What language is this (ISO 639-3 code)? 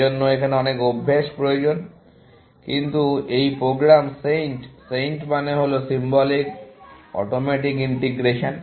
ben